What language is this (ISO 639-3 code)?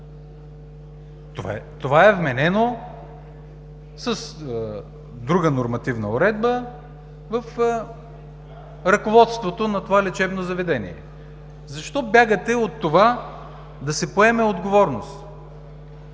bul